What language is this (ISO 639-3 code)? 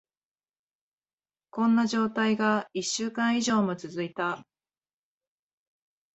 jpn